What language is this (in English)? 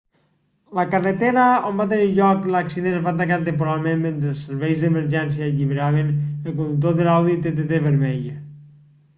Catalan